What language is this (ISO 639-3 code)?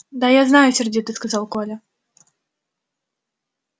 rus